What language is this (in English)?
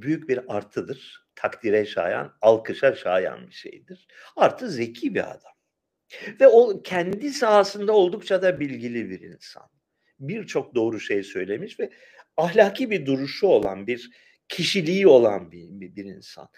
Turkish